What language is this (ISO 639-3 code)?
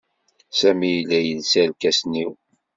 kab